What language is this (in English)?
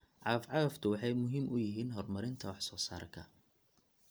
Somali